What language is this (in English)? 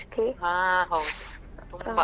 Kannada